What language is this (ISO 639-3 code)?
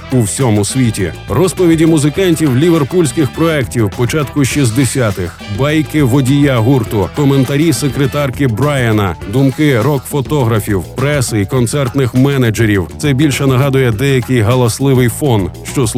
ukr